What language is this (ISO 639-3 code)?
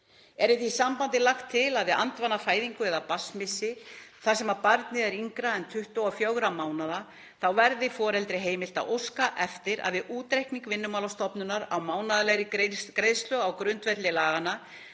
isl